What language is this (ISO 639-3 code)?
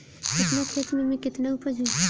bho